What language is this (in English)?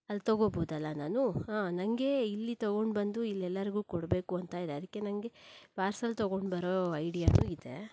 Kannada